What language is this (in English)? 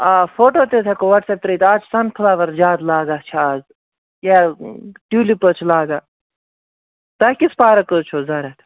Kashmiri